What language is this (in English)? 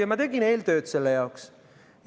Estonian